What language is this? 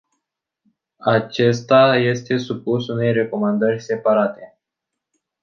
Romanian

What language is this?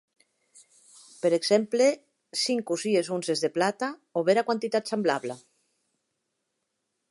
Occitan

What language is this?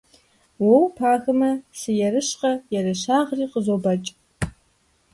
Kabardian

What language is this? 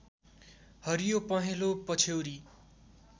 Nepali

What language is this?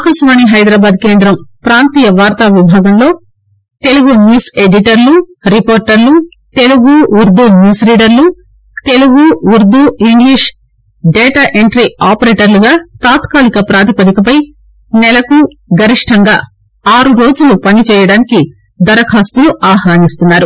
Telugu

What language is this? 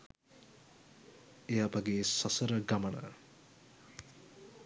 Sinhala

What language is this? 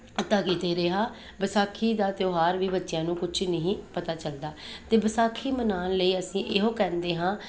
Punjabi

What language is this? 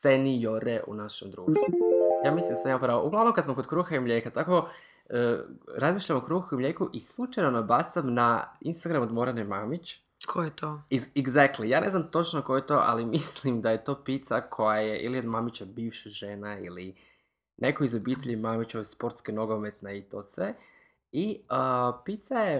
Croatian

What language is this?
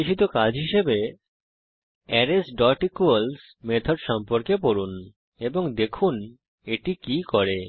Bangla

